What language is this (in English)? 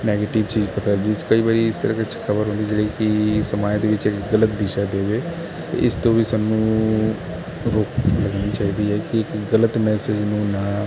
Punjabi